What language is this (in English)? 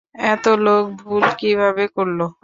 Bangla